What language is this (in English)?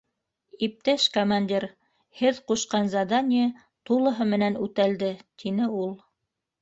Bashkir